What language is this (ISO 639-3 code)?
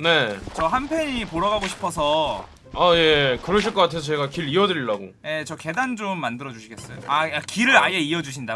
kor